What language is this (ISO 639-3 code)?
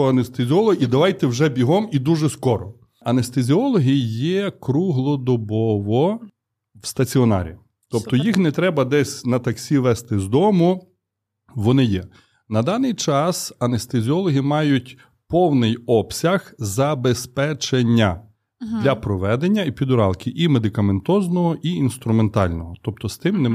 ukr